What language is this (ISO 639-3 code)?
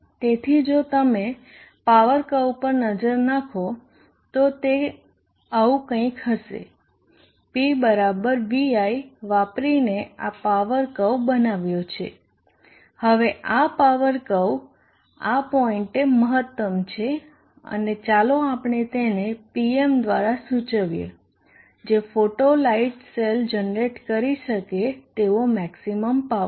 guj